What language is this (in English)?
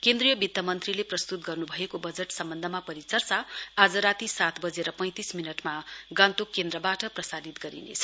Nepali